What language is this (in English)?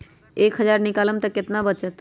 Magahi